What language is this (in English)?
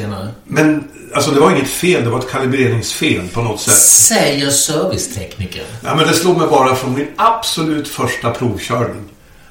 Swedish